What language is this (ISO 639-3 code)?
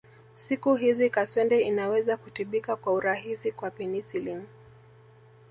swa